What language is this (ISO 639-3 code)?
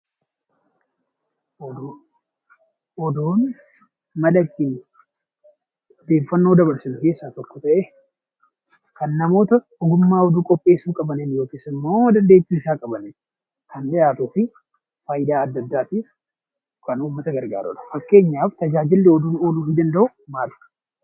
orm